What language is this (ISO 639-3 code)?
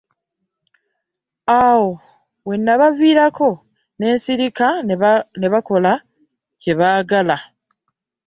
lug